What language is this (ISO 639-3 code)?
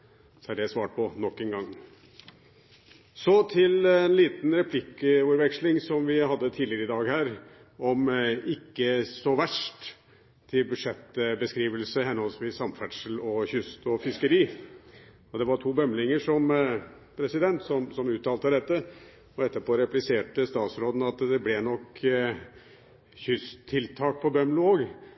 nob